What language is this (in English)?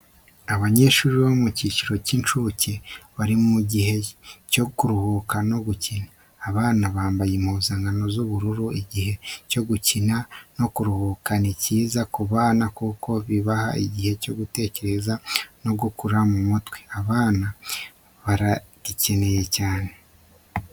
Kinyarwanda